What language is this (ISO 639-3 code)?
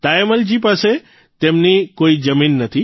guj